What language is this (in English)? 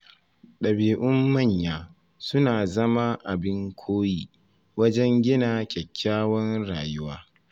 Hausa